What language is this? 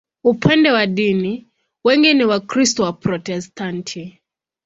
Swahili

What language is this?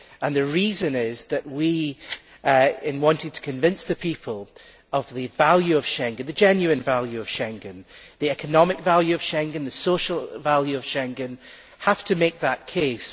English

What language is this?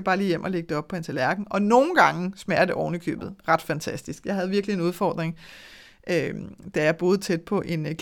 Danish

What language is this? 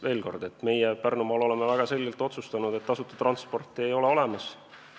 Estonian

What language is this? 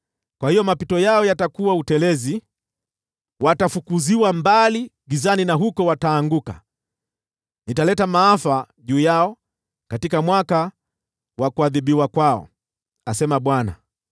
Swahili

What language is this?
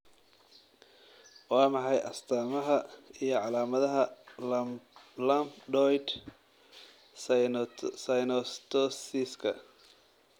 Somali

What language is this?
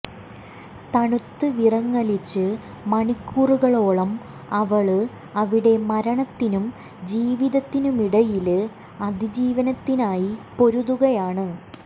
Malayalam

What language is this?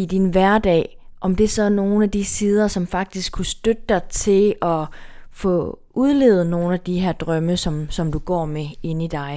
Danish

